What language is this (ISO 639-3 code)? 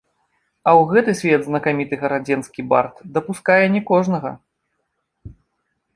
bel